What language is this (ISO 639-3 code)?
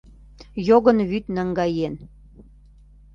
chm